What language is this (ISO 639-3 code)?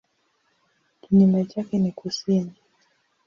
swa